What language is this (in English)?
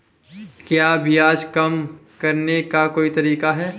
Hindi